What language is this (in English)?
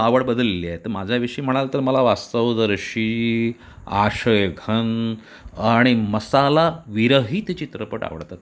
Marathi